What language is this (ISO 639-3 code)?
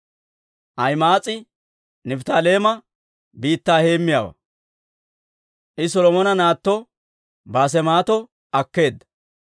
dwr